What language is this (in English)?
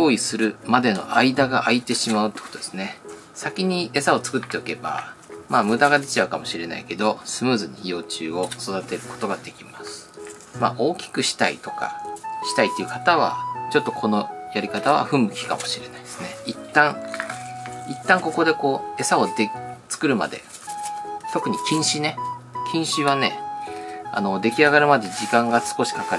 Japanese